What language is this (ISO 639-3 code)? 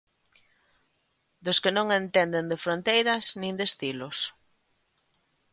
glg